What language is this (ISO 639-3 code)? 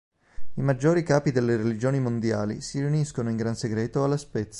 ita